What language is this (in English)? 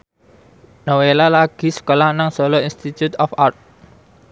Javanese